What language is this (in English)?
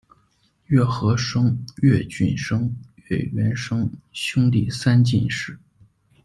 Chinese